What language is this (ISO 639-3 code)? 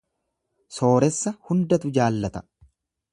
orm